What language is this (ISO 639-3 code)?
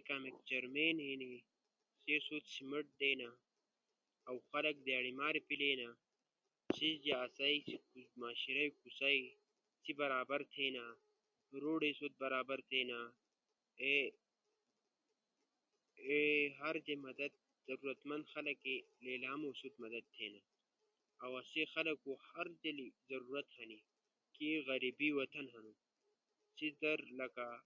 ush